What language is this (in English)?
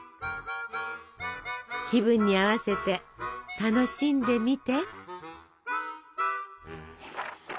Japanese